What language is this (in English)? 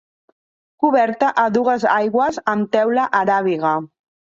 Catalan